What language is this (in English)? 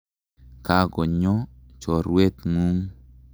Kalenjin